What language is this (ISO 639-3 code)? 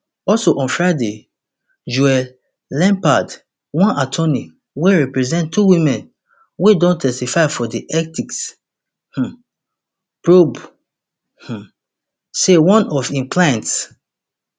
pcm